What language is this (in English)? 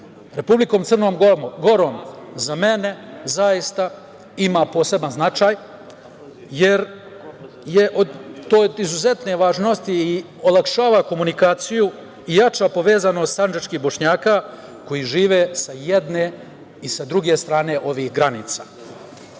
Serbian